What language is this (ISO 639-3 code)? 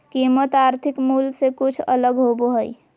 mag